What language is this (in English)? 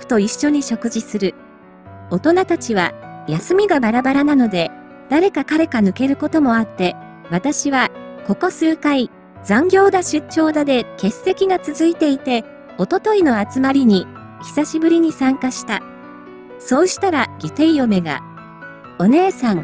Japanese